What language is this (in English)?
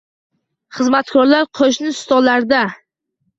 Uzbek